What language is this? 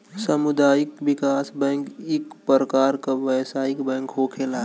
Bhojpuri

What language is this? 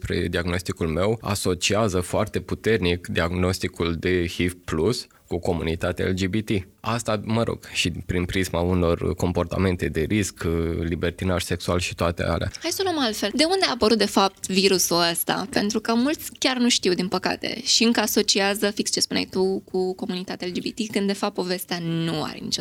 Romanian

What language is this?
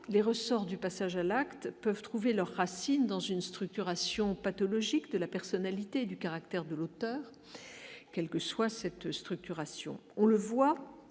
French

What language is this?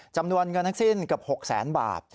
Thai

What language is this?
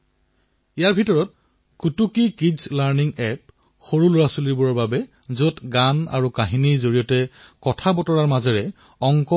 Assamese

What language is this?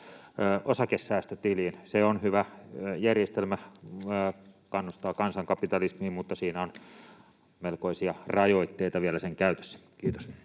Finnish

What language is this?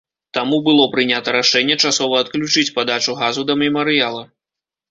Belarusian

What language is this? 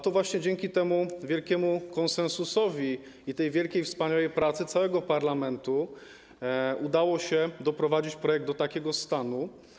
Polish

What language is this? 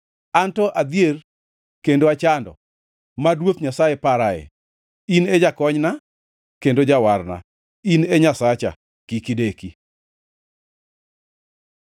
Luo (Kenya and Tanzania)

